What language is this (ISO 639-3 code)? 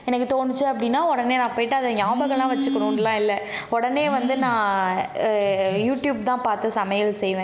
tam